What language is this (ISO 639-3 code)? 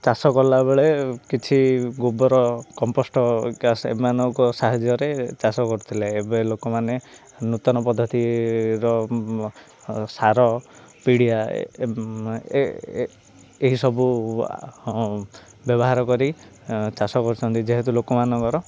ori